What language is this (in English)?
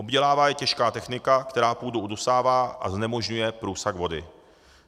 Czech